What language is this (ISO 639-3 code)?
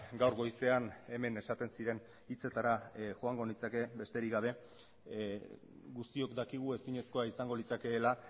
eus